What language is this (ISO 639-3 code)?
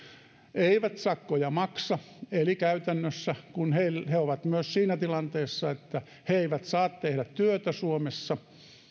fin